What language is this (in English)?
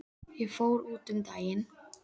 Icelandic